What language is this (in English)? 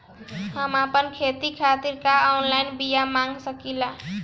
Bhojpuri